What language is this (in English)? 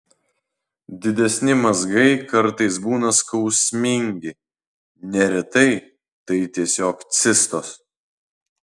Lithuanian